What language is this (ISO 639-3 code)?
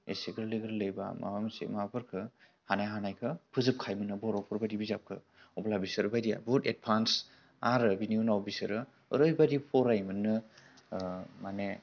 brx